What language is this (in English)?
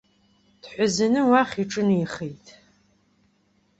Abkhazian